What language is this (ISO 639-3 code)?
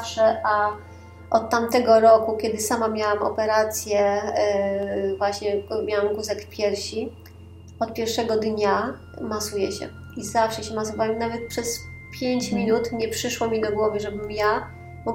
pol